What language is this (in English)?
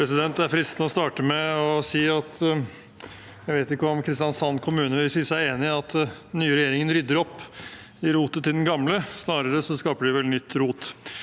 Norwegian